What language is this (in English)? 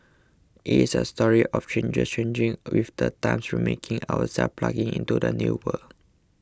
English